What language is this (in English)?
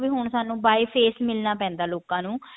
Punjabi